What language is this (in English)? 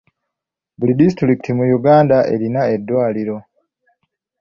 Ganda